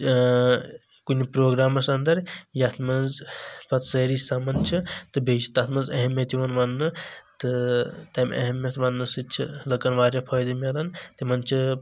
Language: Kashmiri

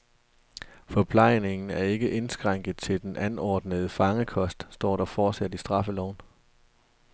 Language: Danish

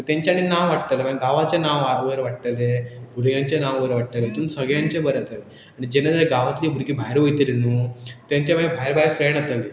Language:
Konkani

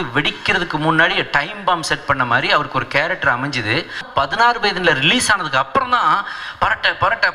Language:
Arabic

